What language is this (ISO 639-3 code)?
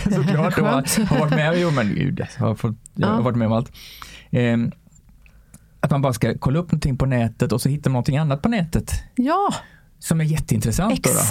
swe